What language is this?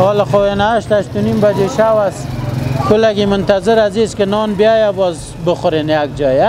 Persian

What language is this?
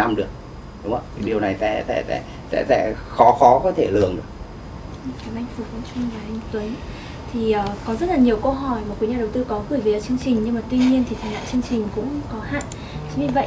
Vietnamese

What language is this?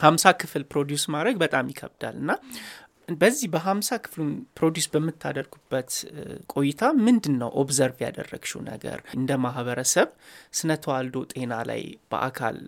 Amharic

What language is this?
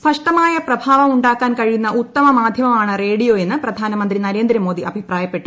Malayalam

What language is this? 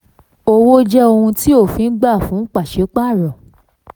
Yoruba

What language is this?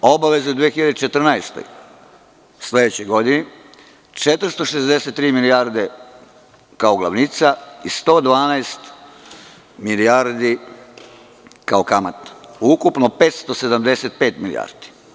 Serbian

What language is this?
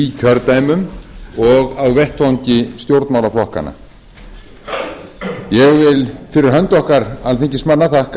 Icelandic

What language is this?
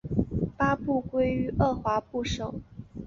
Chinese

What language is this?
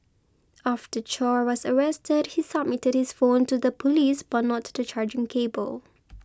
English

